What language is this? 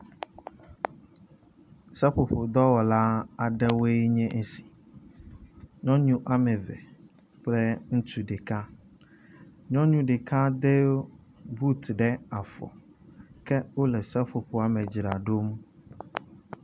Ewe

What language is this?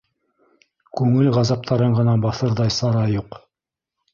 Bashkir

